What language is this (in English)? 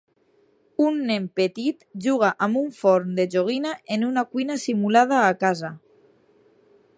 Catalan